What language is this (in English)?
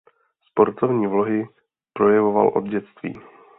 Czech